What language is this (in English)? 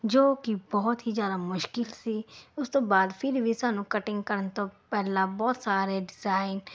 Punjabi